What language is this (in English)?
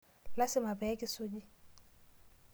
Masai